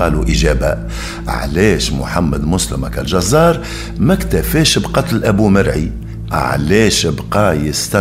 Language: Arabic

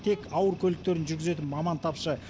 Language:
Kazakh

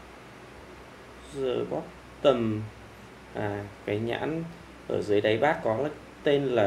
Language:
Vietnamese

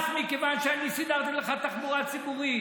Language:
Hebrew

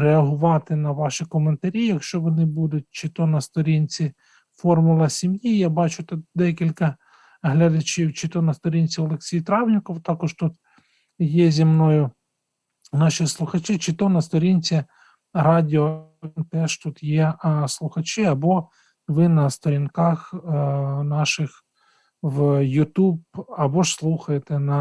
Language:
Ukrainian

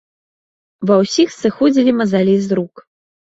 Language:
Belarusian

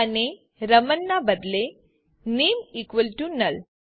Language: Gujarati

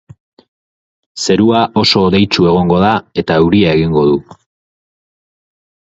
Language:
Basque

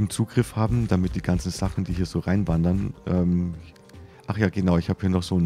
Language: German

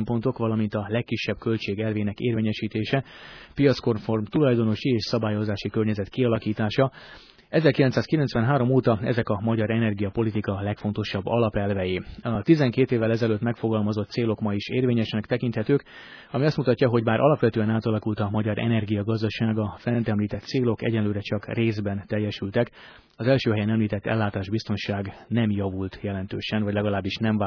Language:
Hungarian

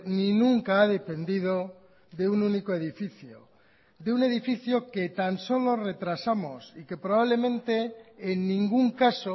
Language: Spanish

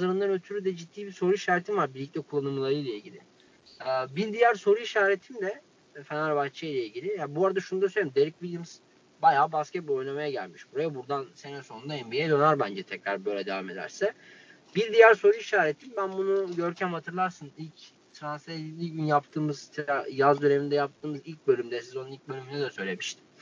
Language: Turkish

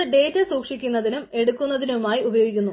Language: Malayalam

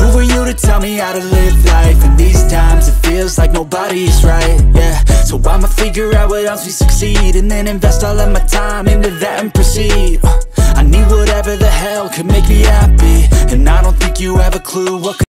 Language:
Spanish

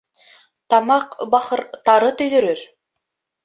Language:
Bashkir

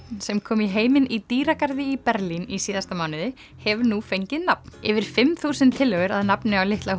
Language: Icelandic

